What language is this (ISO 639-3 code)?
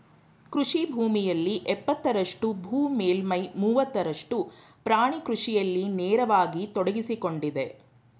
kan